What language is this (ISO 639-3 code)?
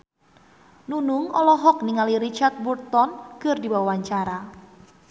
sun